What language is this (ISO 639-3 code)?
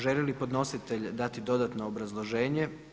hrv